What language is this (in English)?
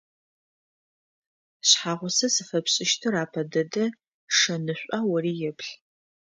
Adyghe